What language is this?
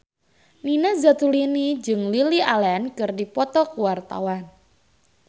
Sundanese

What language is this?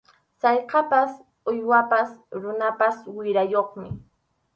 Arequipa-La Unión Quechua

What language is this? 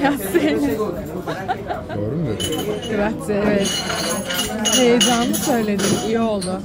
Turkish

